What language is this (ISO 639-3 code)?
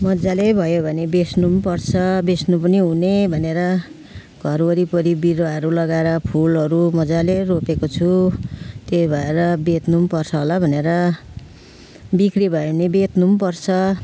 nep